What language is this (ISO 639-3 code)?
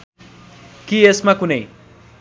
nep